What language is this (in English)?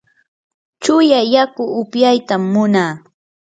Yanahuanca Pasco Quechua